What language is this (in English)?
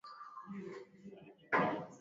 Swahili